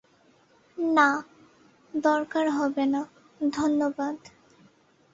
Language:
Bangla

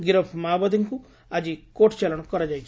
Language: Odia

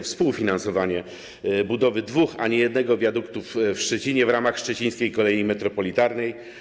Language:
Polish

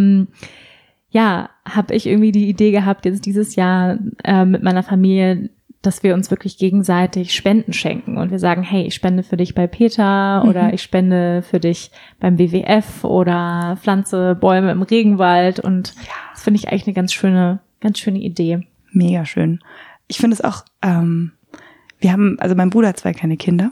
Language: German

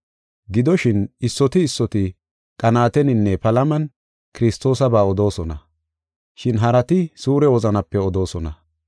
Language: Gofa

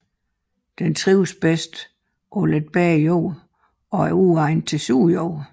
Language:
Danish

